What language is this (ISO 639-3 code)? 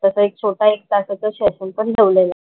mar